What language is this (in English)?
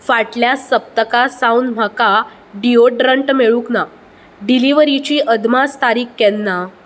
Konkani